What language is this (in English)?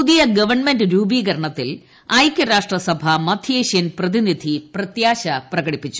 Malayalam